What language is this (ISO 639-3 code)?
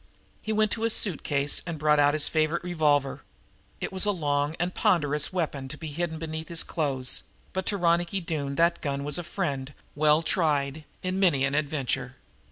eng